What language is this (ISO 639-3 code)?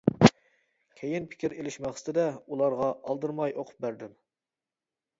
uig